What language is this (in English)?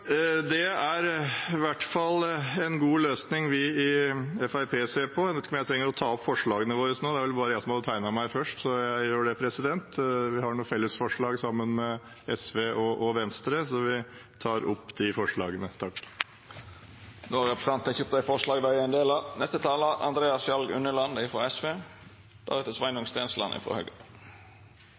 Norwegian